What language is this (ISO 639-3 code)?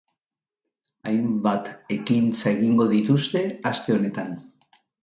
eus